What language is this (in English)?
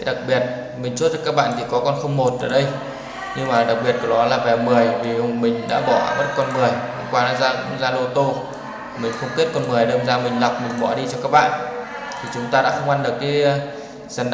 Vietnamese